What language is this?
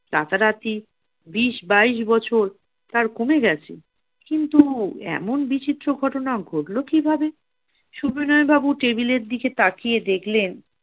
Bangla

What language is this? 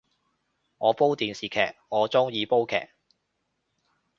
Cantonese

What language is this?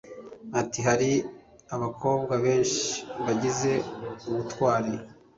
Kinyarwanda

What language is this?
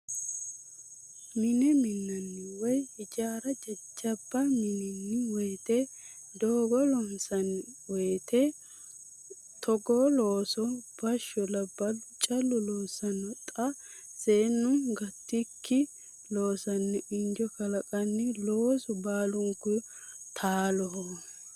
Sidamo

